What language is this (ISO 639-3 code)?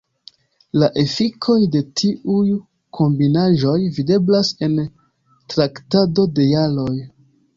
epo